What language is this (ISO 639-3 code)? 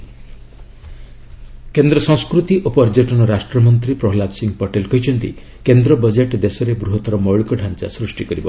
ori